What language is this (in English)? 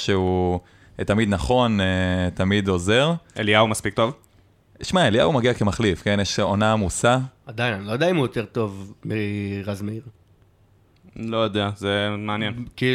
Hebrew